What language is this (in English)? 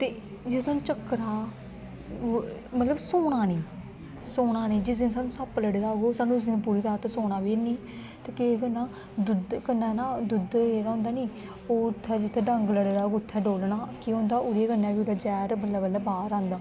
Dogri